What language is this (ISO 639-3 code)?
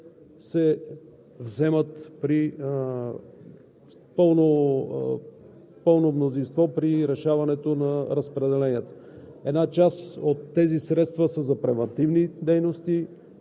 bul